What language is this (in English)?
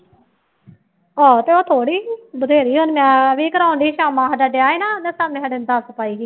Punjabi